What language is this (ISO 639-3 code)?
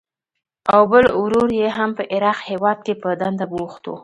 pus